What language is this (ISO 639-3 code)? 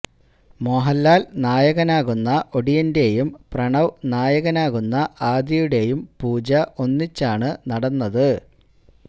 mal